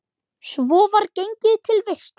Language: Icelandic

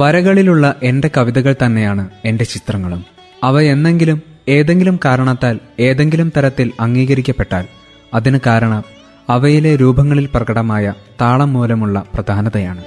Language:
Malayalam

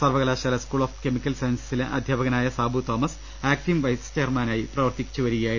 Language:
Malayalam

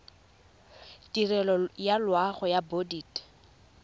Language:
Tswana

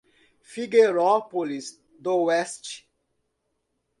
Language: Portuguese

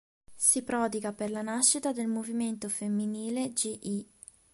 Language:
Italian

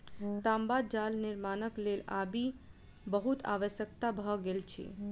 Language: Maithili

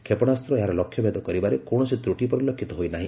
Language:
Odia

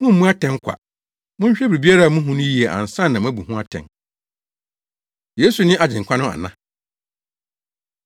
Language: Akan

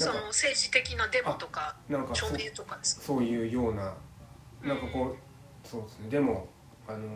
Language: Japanese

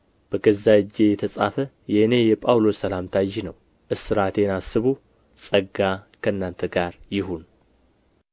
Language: Amharic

